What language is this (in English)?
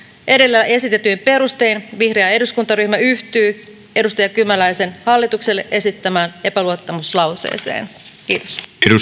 Finnish